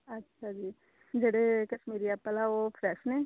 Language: Punjabi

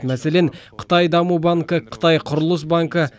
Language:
Kazakh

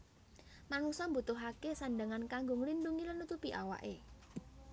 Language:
Javanese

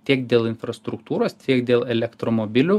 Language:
Lithuanian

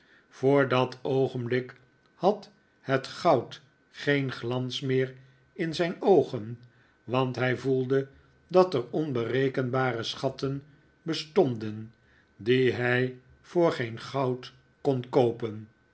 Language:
Dutch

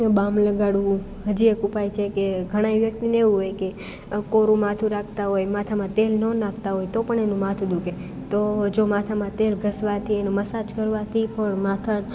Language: Gujarati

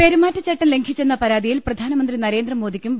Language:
Malayalam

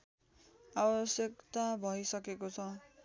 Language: Nepali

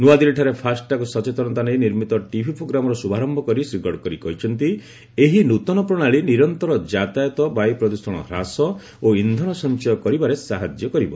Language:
Odia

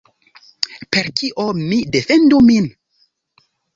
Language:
Esperanto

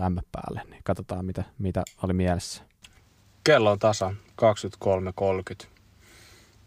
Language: Finnish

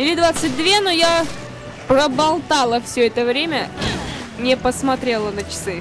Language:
Russian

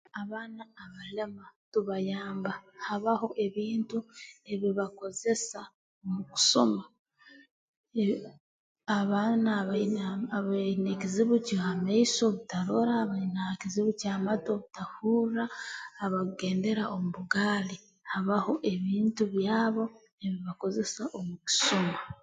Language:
Tooro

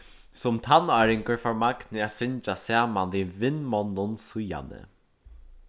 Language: Faroese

